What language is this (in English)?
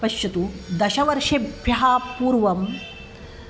Sanskrit